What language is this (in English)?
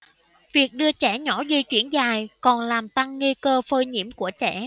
Vietnamese